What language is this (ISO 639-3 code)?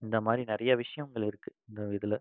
tam